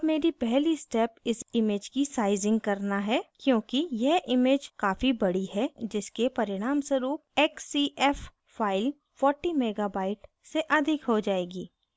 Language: Hindi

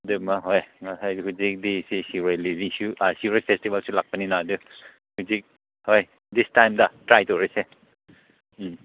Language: Manipuri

